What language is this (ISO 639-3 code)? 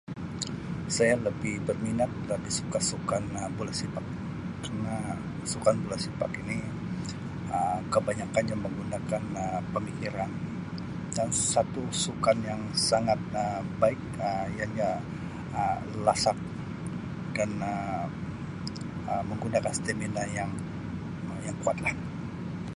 msi